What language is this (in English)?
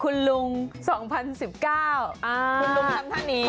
Thai